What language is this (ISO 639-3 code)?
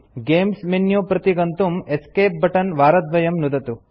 san